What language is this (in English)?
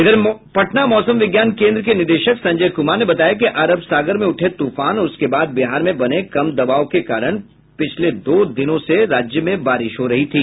Hindi